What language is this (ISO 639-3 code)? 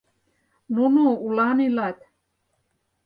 chm